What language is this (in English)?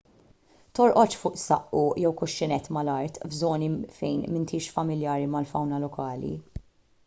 Maltese